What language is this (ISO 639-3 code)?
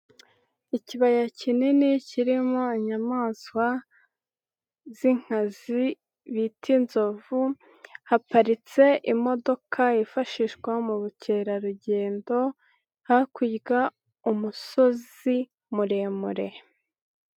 kin